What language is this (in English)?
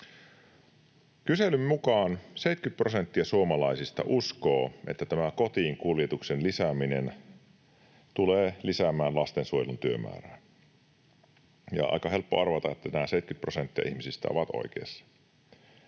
Finnish